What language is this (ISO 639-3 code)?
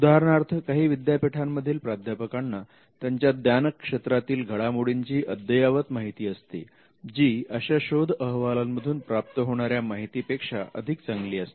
mar